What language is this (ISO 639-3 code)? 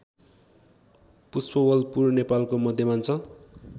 nep